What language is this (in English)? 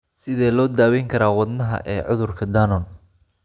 Somali